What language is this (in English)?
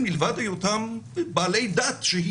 Hebrew